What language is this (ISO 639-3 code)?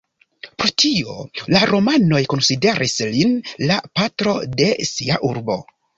epo